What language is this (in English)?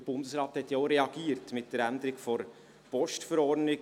Swiss German